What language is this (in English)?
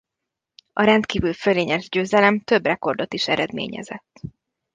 Hungarian